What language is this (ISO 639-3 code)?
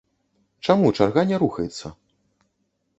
bel